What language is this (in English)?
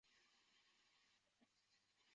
Chinese